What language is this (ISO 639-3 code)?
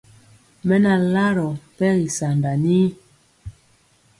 mcx